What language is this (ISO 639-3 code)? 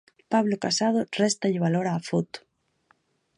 glg